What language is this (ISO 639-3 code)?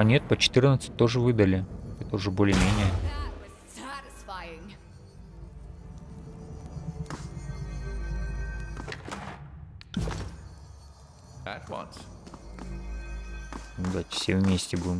rus